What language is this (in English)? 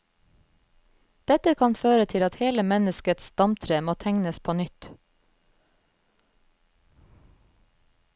Norwegian